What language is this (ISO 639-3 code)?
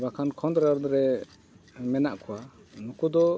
sat